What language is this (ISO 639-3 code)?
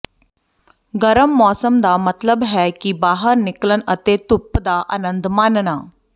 pan